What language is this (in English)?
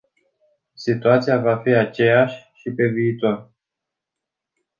Romanian